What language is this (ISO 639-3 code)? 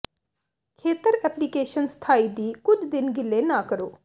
pan